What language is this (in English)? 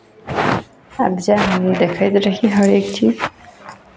Maithili